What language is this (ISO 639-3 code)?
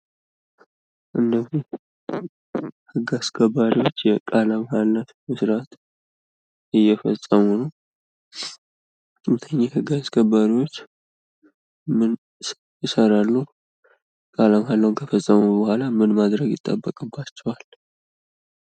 amh